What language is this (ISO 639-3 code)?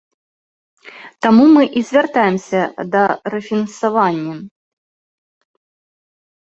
bel